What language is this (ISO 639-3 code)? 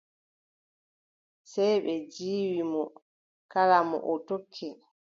fub